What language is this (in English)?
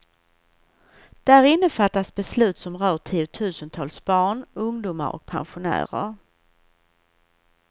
Swedish